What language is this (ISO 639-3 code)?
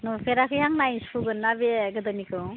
brx